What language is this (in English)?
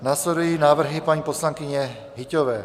Czech